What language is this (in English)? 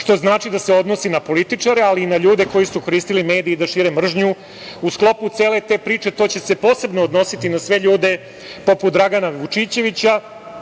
Serbian